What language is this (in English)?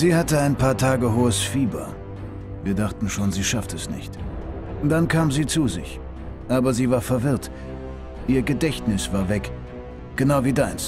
German